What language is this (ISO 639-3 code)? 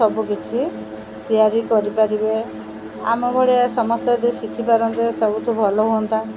ori